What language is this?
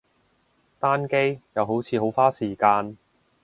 Cantonese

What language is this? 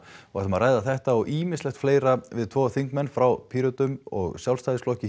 Icelandic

